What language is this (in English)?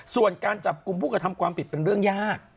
Thai